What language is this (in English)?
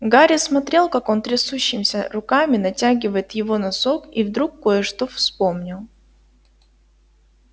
Russian